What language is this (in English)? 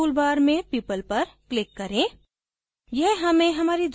Hindi